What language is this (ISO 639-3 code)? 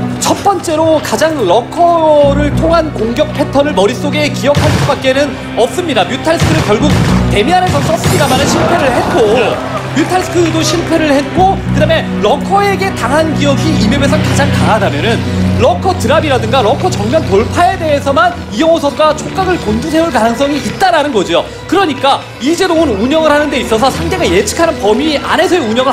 kor